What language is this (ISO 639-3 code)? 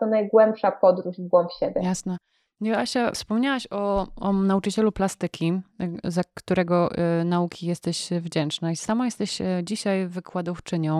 pol